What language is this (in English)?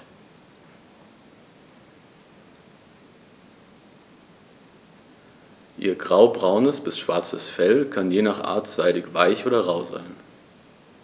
German